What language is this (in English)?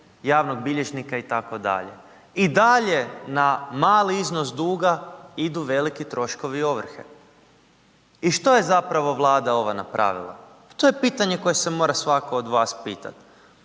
Croatian